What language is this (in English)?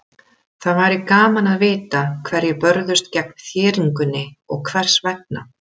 Icelandic